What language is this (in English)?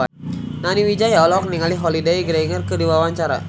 Sundanese